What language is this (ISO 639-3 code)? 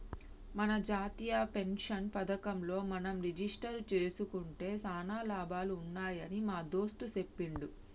tel